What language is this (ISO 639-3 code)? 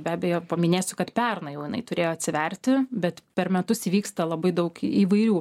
lit